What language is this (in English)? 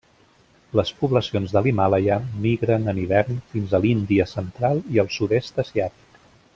Catalan